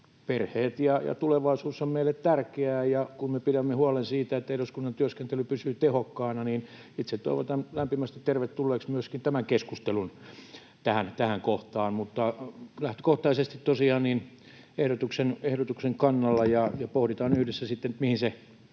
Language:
Finnish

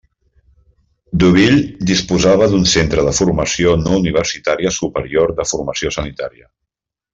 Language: Catalan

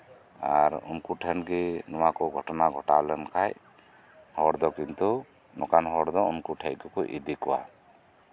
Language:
Santali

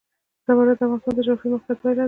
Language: Pashto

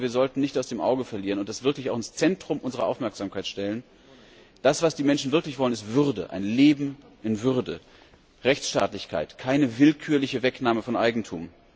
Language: German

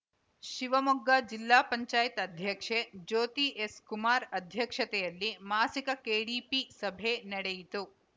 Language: Kannada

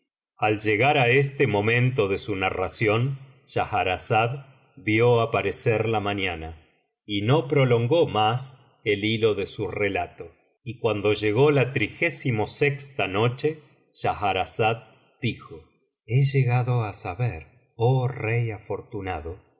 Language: Spanish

